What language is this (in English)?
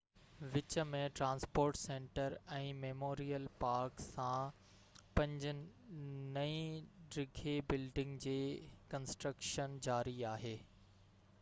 Sindhi